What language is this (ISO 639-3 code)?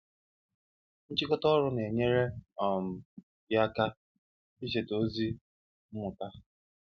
ibo